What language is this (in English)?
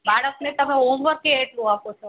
Gujarati